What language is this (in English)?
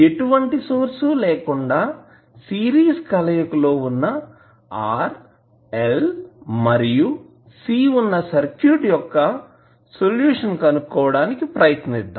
Telugu